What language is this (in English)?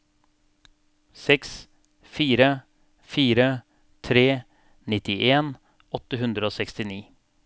Norwegian